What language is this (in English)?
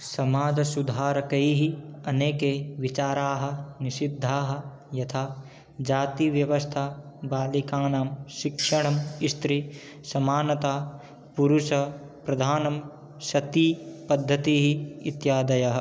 Sanskrit